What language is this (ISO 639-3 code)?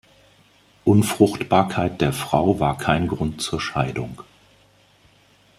deu